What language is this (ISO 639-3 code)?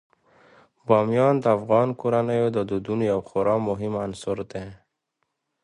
pus